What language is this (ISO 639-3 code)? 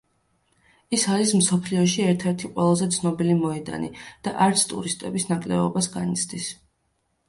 kat